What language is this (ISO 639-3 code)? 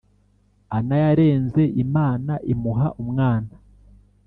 kin